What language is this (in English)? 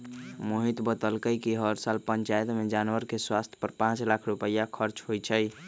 Magahi